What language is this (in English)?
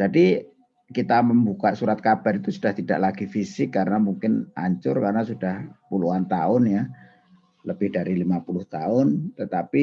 Indonesian